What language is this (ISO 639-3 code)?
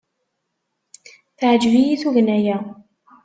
kab